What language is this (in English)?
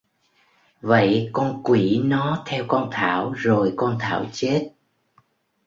Vietnamese